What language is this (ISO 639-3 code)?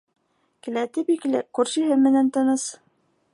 bak